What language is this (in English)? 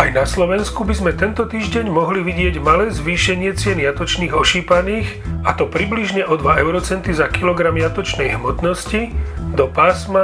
Slovak